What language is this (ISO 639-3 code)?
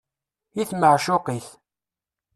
kab